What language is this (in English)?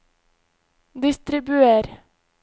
Norwegian